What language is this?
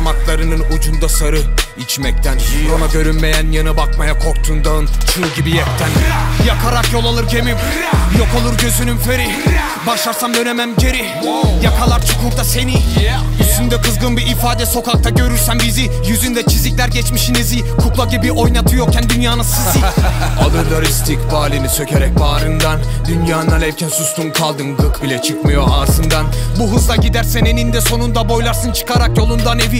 Turkish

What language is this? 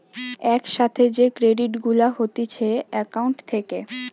Bangla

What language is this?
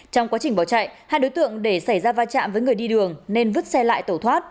Vietnamese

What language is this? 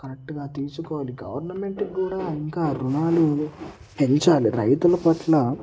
Telugu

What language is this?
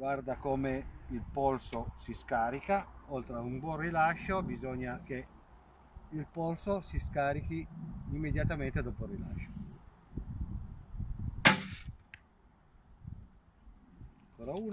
Italian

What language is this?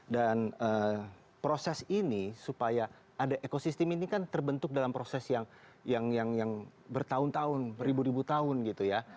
Indonesian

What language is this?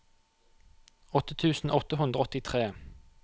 Norwegian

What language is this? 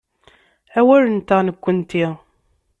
Kabyle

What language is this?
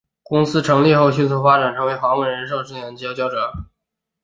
Chinese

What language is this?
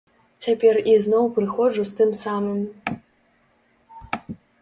Belarusian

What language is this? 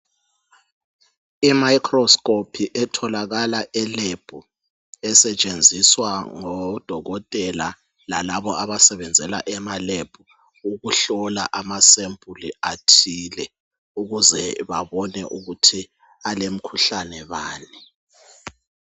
North Ndebele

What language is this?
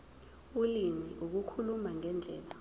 Zulu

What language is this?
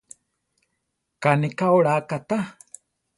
Central Tarahumara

